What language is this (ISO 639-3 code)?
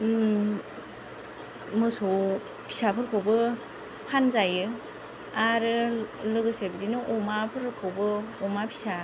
brx